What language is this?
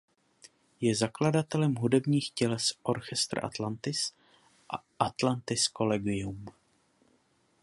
Czech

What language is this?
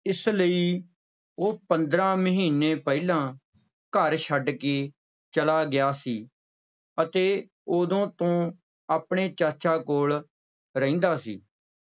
Punjabi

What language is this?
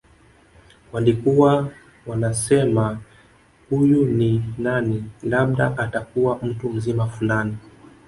Swahili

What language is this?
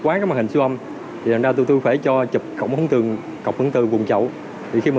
Vietnamese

